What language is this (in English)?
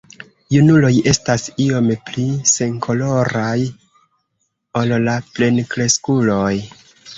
Esperanto